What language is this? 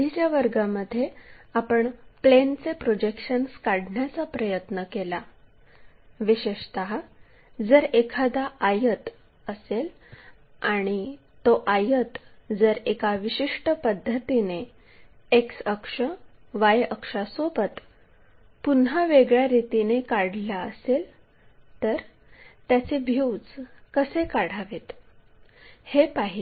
Marathi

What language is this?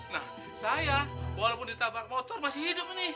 Indonesian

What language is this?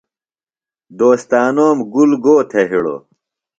Phalura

